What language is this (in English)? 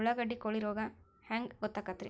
Kannada